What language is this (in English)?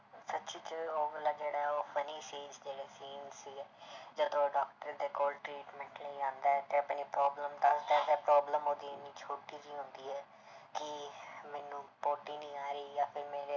Punjabi